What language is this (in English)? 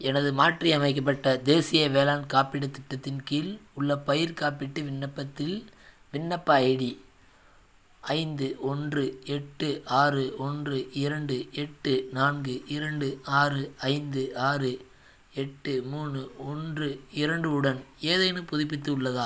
Tamil